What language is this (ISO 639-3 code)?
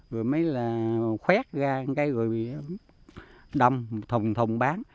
vie